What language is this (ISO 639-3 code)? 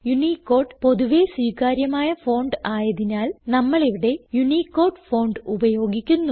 mal